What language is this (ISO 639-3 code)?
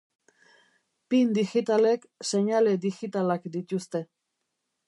eus